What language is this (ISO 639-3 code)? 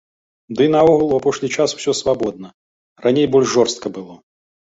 bel